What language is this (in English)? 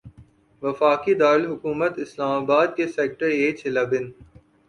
Urdu